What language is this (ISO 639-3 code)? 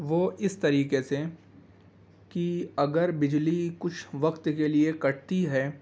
urd